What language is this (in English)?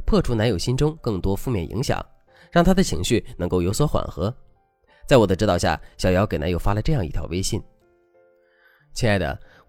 Chinese